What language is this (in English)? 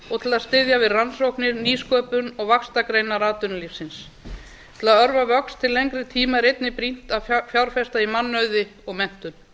Icelandic